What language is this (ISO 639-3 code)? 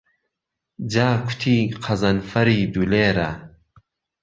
ckb